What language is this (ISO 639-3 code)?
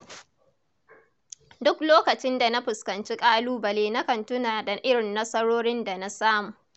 hau